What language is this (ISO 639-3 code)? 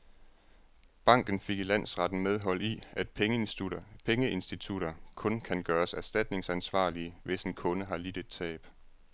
dan